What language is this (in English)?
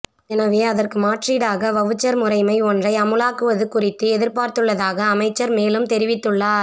Tamil